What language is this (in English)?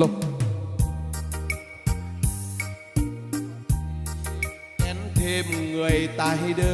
Vietnamese